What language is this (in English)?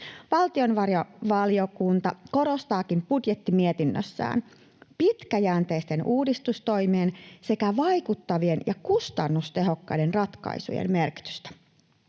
Finnish